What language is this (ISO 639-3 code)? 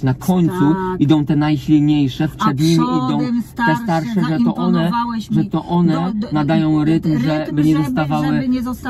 pol